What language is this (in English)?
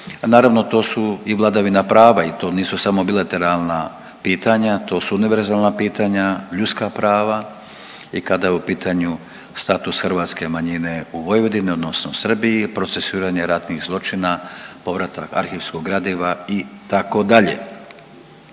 Croatian